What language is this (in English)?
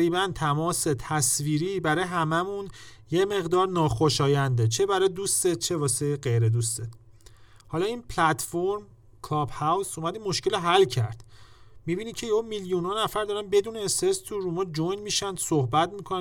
Persian